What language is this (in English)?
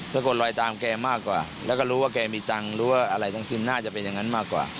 Thai